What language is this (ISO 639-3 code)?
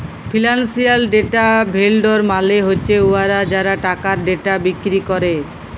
ben